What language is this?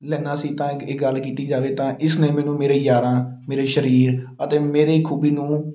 Punjabi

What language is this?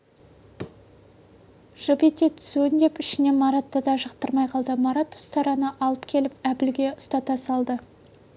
Kazakh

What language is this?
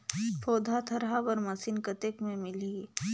Chhattisgarhi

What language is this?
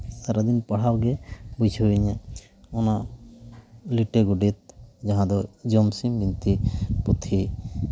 Santali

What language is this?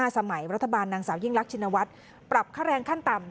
Thai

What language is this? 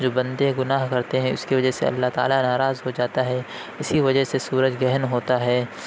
Urdu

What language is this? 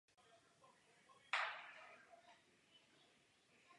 Czech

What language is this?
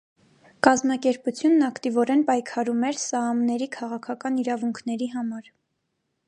Armenian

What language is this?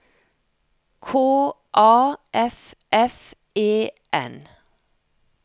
Norwegian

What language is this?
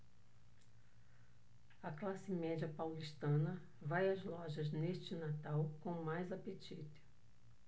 Portuguese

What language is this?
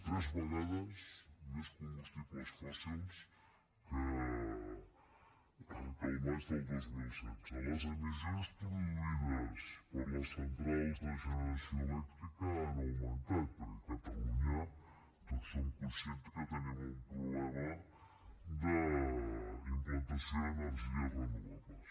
Catalan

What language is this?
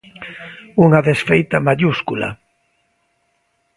Galician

